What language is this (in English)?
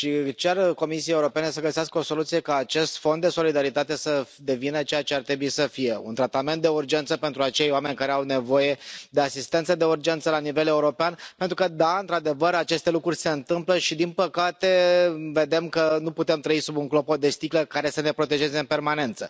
Romanian